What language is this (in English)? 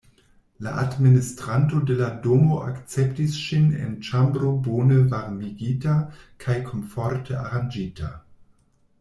Esperanto